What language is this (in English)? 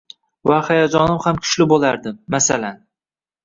Uzbek